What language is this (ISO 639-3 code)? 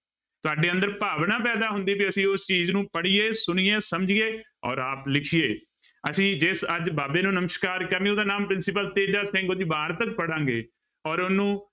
pan